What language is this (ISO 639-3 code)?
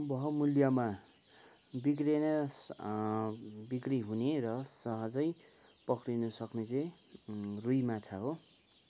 nep